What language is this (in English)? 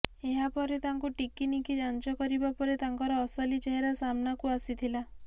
Odia